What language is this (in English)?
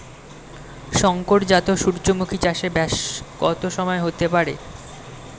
Bangla